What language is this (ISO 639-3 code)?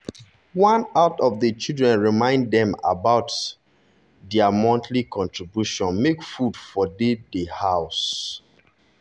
pcm